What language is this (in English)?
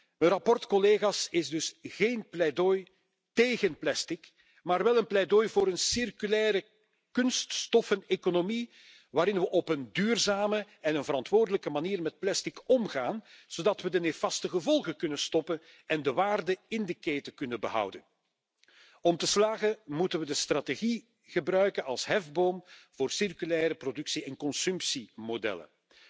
Dutch